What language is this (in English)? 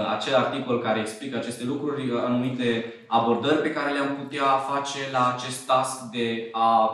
Romanian